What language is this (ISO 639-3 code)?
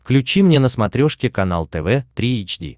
rus